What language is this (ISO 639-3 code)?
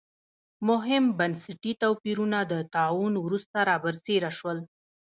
pus